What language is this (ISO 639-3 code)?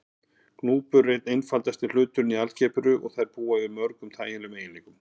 isl